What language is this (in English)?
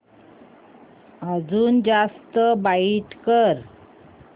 Marathi